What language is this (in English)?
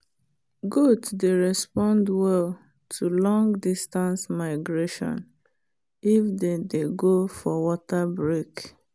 Nigerian Pidgin